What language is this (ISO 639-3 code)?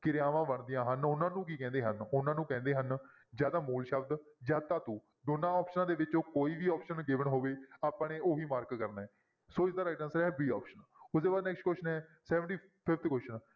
pan